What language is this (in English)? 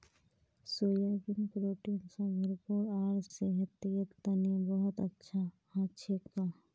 Magahi